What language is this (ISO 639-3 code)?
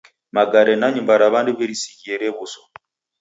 dav